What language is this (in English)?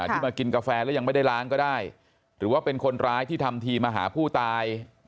Thai